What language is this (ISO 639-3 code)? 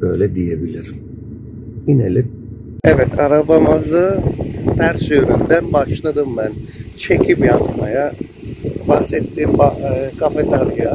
tur